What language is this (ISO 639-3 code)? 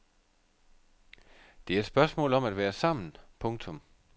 dan